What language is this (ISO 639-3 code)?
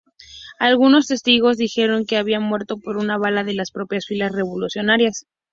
spa